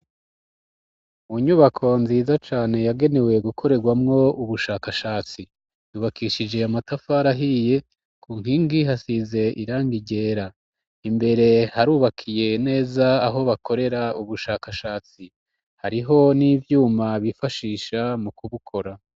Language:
Rundi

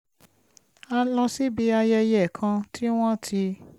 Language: Yoruba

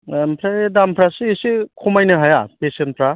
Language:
Bodo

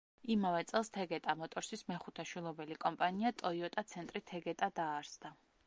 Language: Georgian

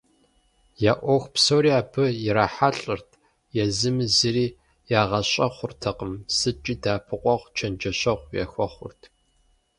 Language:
Kabardian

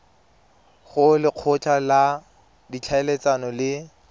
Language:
Tswana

